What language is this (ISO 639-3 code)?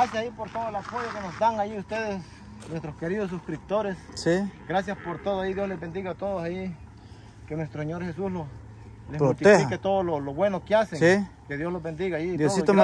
spa